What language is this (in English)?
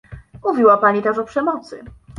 Polish